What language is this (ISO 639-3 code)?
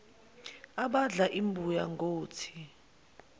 zul